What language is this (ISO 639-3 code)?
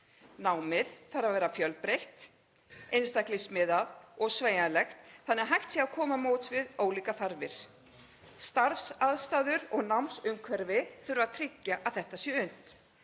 isl